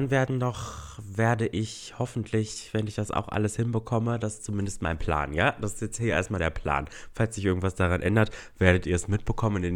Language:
German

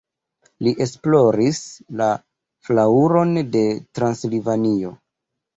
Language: Esperanto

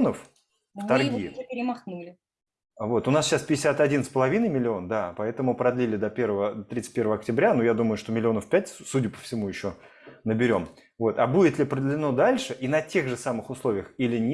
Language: Russian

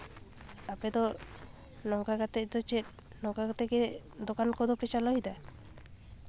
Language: Santali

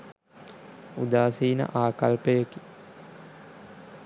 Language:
Sinhala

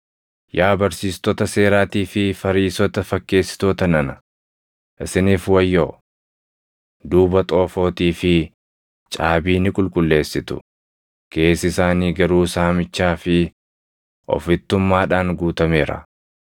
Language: Oromo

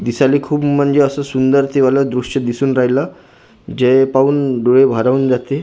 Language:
Marathi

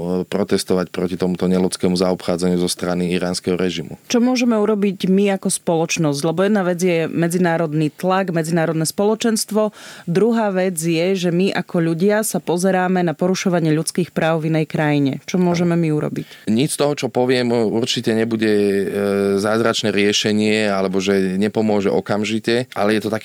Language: Slovak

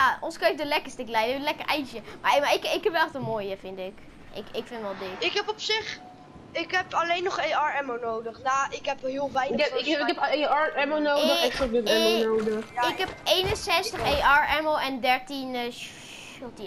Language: Dutch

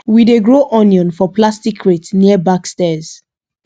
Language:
Nigerian Pidgin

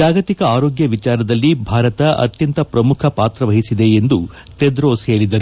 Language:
Kannada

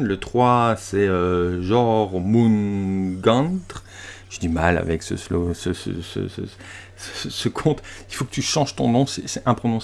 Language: French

